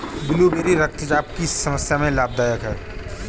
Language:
Hindi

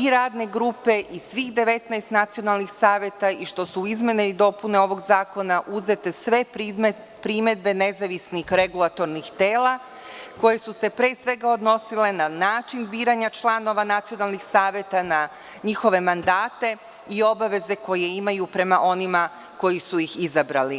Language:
Serbian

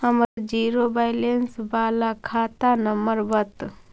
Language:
Magahi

